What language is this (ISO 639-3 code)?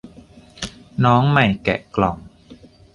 tha